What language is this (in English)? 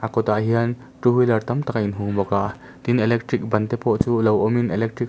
Mizo